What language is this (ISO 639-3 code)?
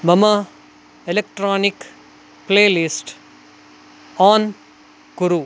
san